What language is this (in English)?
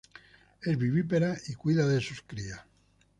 Spanish